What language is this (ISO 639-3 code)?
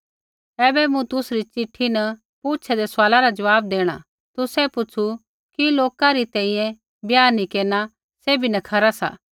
kfx